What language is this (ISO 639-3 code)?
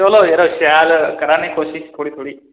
doi